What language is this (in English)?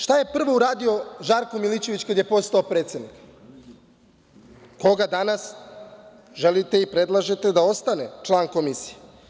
Serbian